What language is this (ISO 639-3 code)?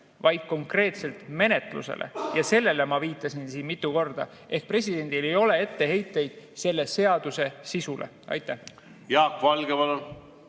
est